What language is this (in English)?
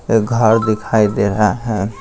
Hindi